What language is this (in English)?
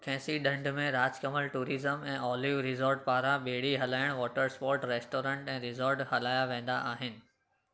Sindhi